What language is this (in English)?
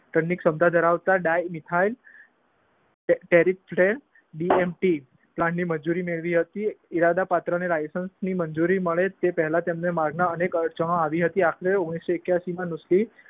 Gujarati